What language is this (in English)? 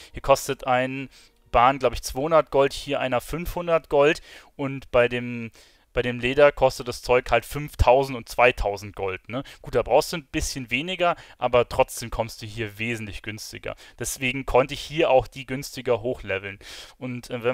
German